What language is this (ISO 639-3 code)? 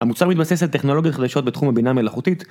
heb